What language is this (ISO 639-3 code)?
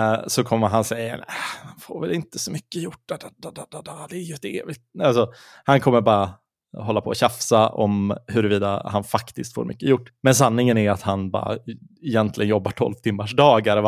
swe